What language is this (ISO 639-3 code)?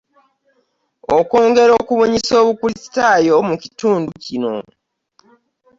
lug